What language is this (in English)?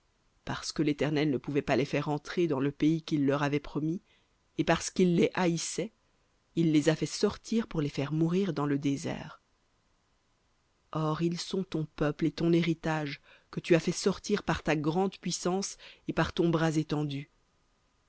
French